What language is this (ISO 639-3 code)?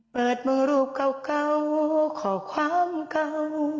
tha